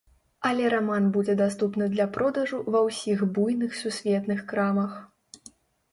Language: Belarusian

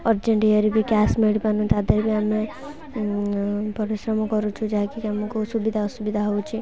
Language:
Odia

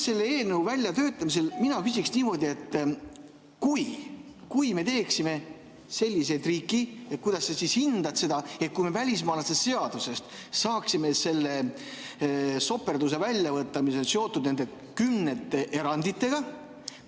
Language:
Estonian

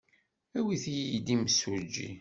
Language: Kabyle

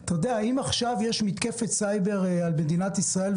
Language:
Hebrew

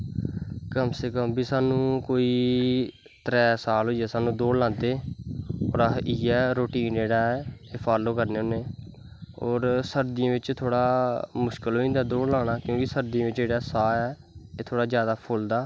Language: Dogri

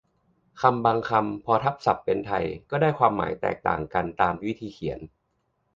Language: Thai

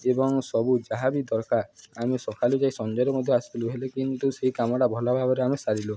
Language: Odia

